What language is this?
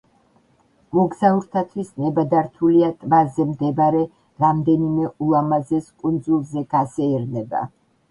Georgian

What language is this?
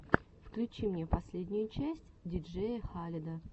Russian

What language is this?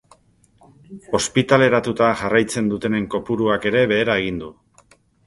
Basque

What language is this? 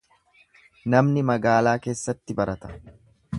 Oromo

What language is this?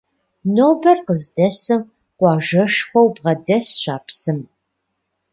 Kabardian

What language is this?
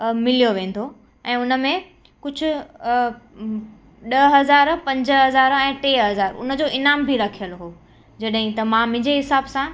Sindhi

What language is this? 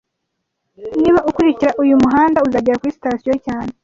Kinyarwanda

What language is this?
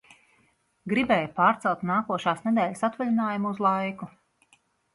Latvian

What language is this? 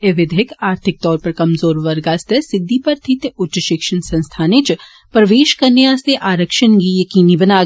Dogri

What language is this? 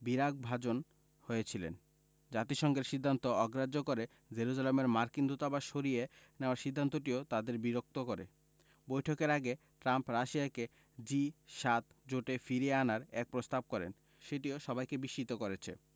Bangla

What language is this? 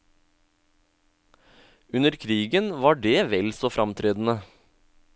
Norwegian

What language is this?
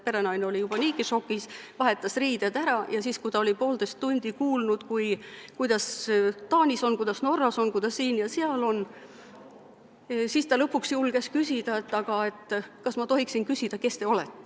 Estonian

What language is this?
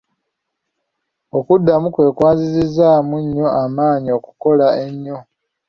Ganda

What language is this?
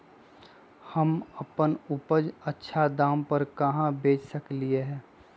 Magahi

